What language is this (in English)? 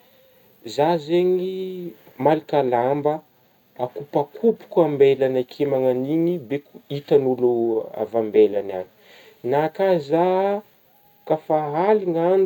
Northern Betsimisaraka Malagasy